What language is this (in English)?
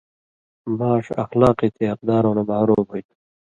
Indus Kohistani